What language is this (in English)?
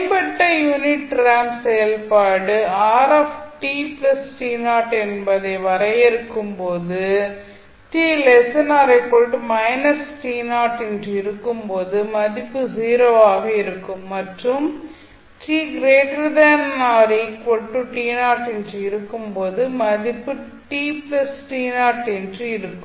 Tamil